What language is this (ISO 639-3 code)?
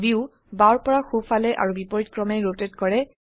asm